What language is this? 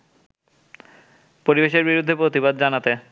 Bangla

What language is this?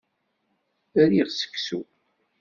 Kabyle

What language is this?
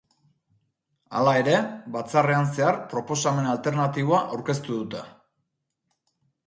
Basque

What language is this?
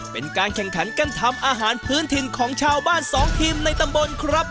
Thai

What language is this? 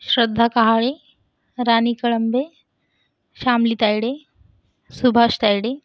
Marathi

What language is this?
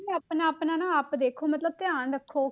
Punjabi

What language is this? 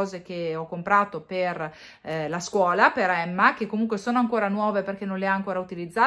Italian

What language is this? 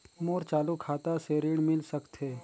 Chhattisgarhi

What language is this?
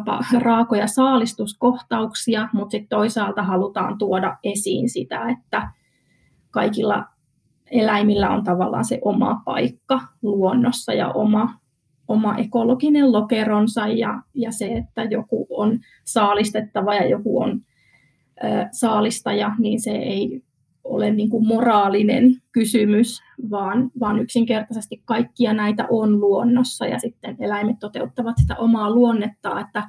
Finnish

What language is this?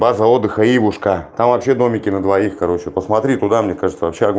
Russian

